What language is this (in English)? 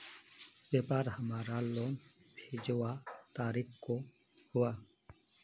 Magahi